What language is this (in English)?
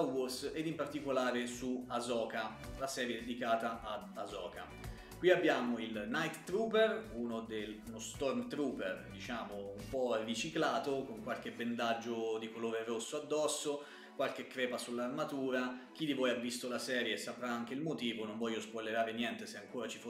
Italian